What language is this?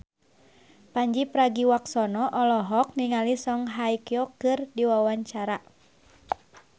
Sundanese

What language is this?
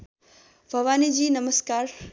Nepali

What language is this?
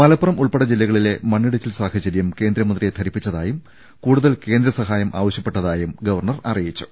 Malayalam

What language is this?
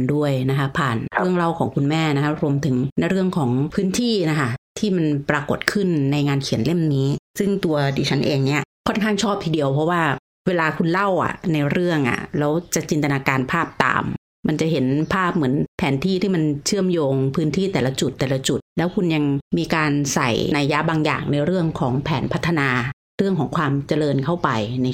Thai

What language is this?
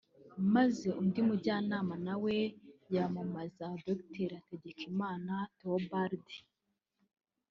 Kinyarwanda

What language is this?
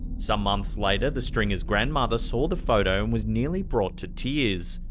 English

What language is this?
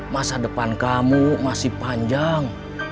Indonesian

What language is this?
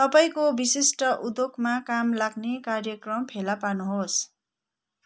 Nepali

